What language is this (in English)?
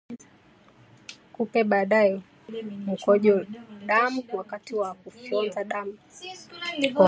Swahili